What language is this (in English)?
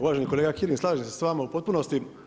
Croatian